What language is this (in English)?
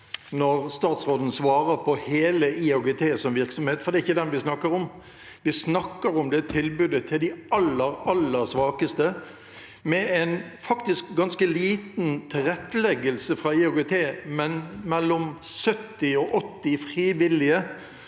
Norwegian